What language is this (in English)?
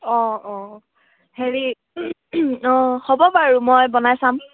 Assamese